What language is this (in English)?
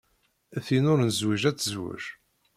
Kabyle